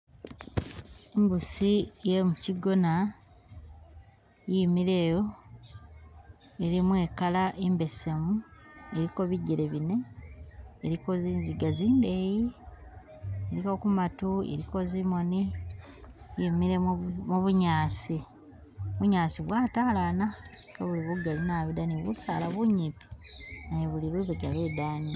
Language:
Masaaba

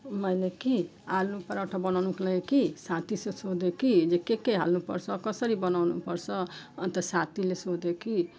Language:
Nepali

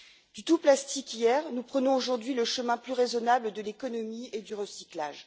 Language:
French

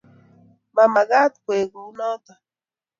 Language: Kalenjin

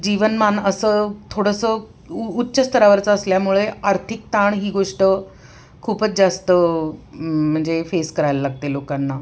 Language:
Marathi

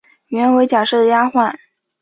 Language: Chinese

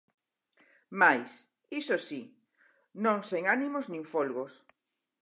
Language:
Galician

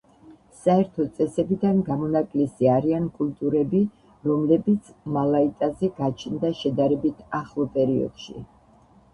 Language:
Georgian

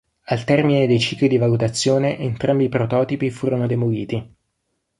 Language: Italian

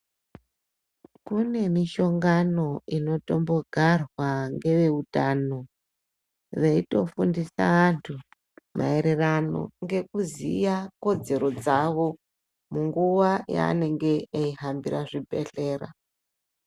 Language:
Ndau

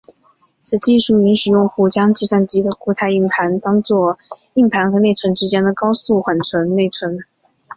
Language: Chinese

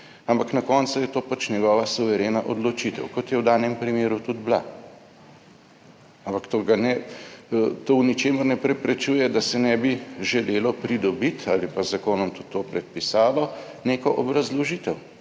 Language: Slovenian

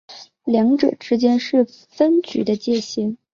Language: Chinese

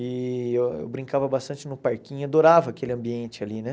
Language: Portuguese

